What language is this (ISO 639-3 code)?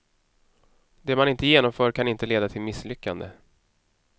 swe